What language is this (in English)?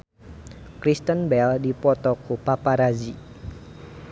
Sundanese